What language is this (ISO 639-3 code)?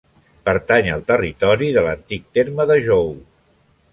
cat